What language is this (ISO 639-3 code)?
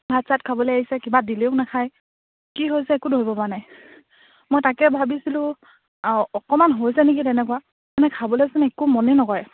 asm